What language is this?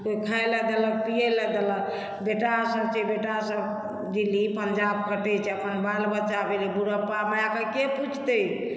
Maithili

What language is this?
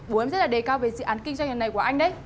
Vietnamese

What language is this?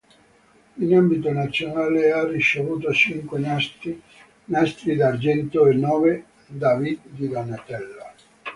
Italian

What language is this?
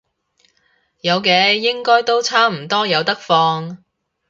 Cantonese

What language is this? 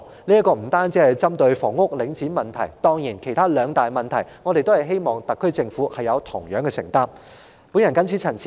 Cantonese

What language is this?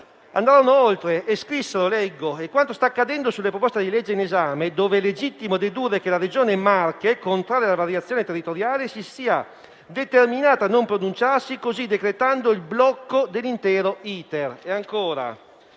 Italian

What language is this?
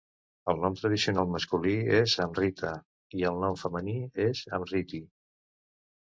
Catalan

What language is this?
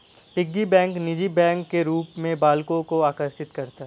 Hindi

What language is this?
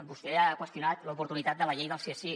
Catalan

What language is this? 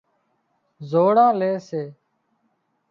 Wadiyara Koli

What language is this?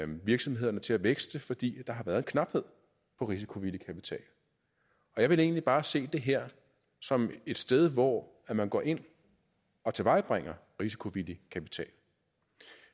Danish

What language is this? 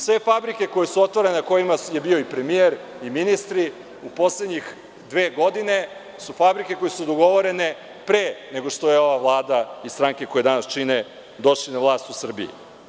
Serbian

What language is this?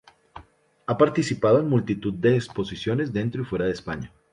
Spanish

